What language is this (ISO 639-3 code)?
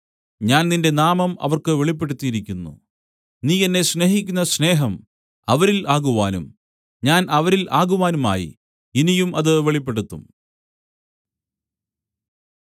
mal